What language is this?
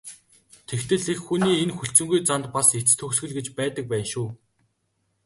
Mongolian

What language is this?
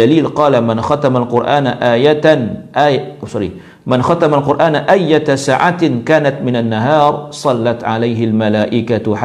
Malay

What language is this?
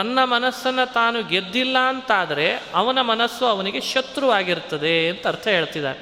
Kannada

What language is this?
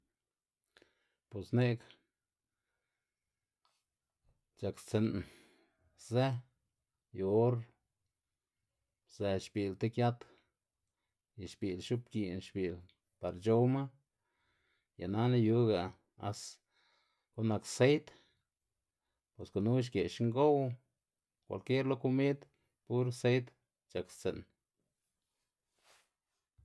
Xanaguía Zapotec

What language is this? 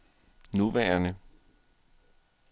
Danish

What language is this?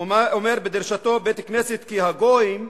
Hebrew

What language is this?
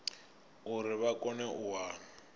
Venda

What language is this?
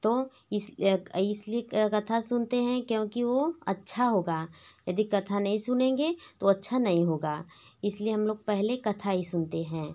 Hindi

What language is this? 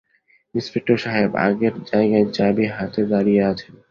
Bangla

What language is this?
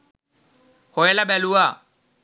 Sinhala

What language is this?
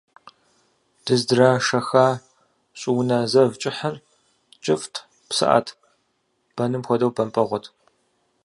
Kabardian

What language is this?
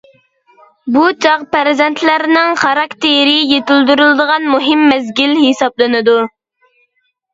Uyghur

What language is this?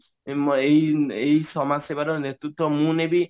Odia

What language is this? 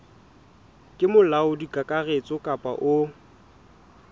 Southern Sotho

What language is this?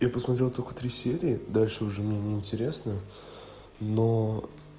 Russian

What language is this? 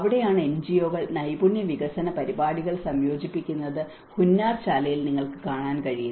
Malayalam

